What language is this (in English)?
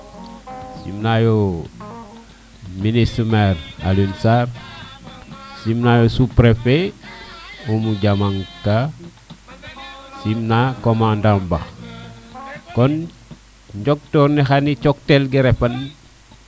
Serer